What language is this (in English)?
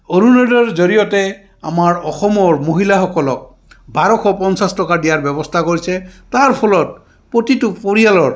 Assamese